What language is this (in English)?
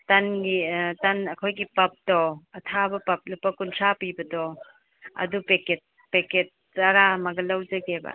Manipuri